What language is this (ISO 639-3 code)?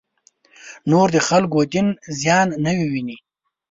pus